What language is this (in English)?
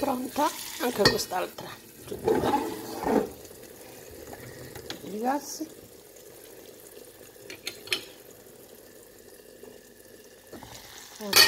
Italian